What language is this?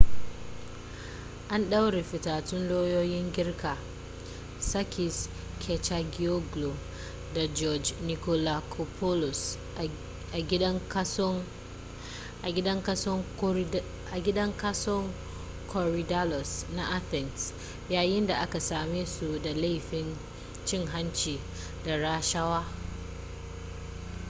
Hausa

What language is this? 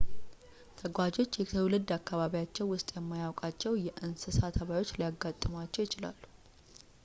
Amharic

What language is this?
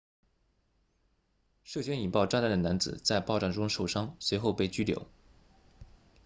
Chinese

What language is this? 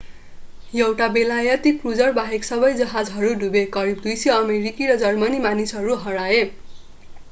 Nepali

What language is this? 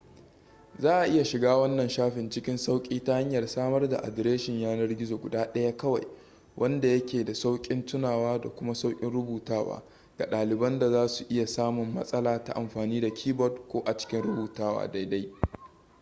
Hausa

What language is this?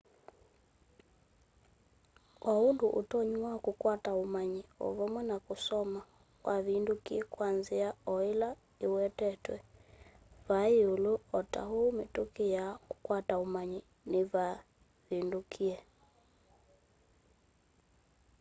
Kamba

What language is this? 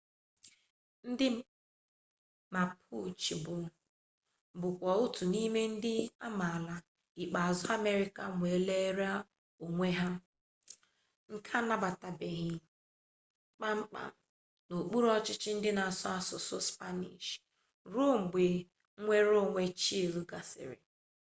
Igbo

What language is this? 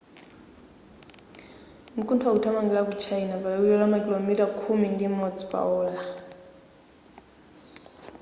Nyanja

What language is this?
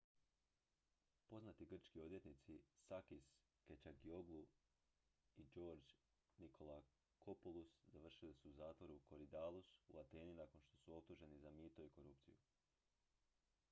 Croatian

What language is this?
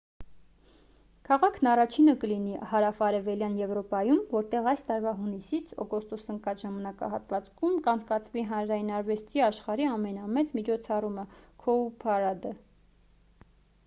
Armenian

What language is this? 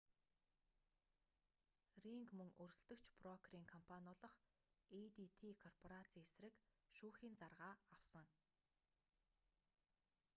Mongolian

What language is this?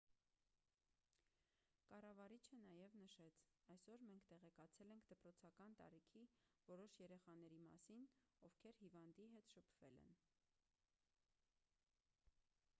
Armenian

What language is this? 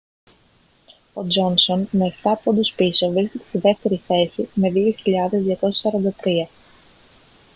Greek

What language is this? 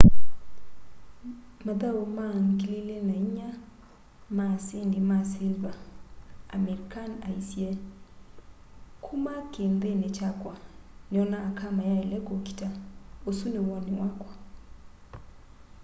Kamba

